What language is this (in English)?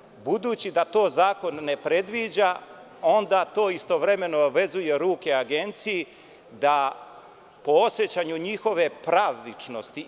Serbian